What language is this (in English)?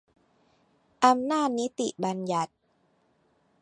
Thai